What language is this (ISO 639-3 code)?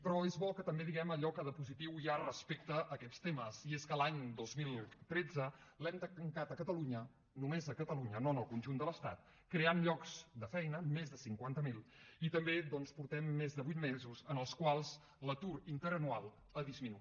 cat